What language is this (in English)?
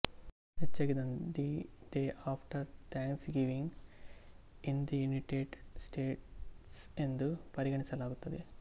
Kannada